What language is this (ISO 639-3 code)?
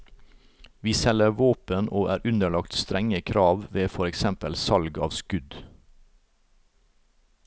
nor